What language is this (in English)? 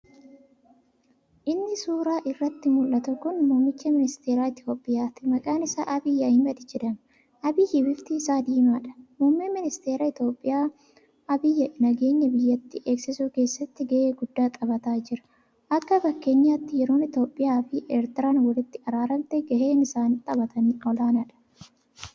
Oromo